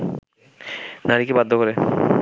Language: Bangla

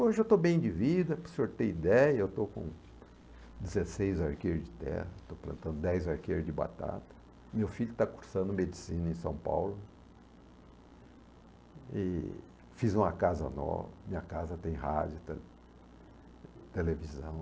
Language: Portuguese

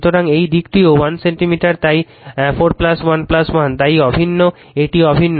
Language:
Bangla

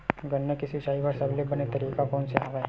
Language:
Chhattisgarhi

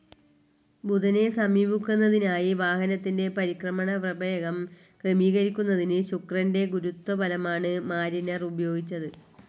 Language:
Malayalam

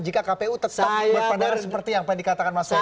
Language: Indonesian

